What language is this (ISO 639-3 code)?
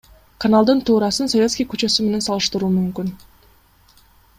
kir